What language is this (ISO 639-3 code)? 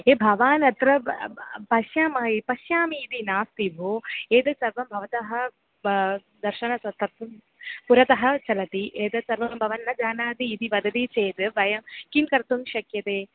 san